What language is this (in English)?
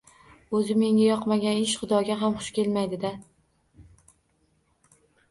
Uzbek